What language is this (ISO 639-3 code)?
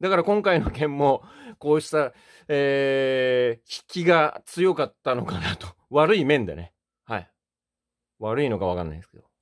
jpn